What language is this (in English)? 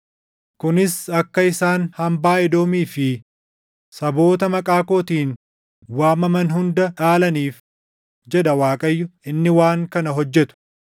Oromo